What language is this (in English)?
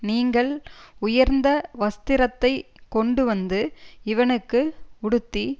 Tamil